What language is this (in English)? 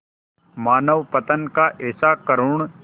Hindi